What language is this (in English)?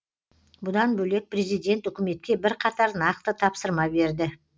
Kazakh